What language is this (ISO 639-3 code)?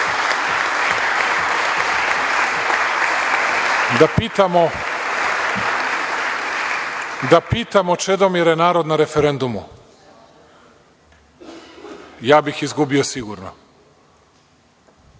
srp